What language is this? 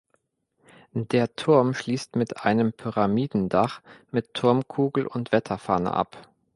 German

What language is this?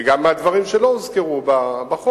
Hebrew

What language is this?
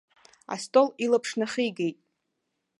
Abkhazian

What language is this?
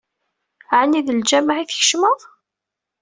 Kabyle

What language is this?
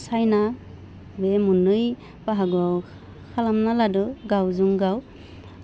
Bodo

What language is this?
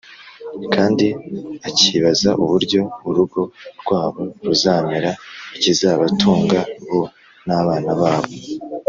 Kinyarwanda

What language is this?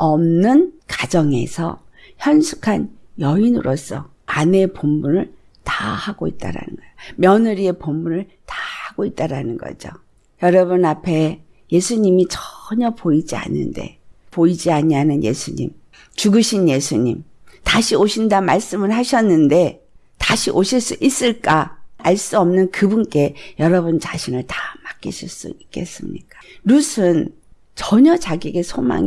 Korean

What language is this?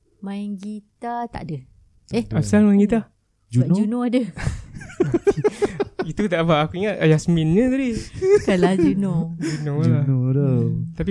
Malay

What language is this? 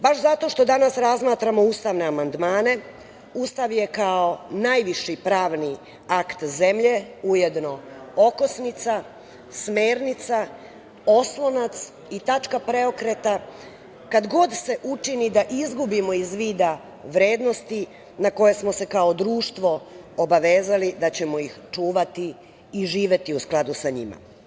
Serbian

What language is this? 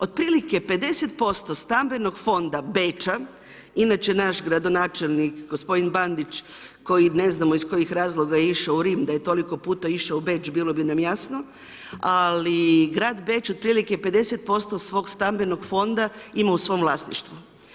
Croatian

